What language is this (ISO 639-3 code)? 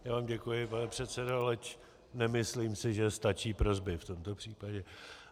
ces